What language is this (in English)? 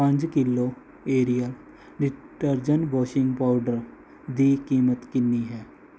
Punjabi